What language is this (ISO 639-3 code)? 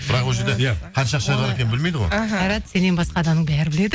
kaz